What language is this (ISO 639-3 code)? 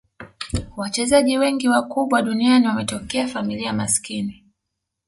swa